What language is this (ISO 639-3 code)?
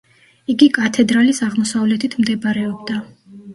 kat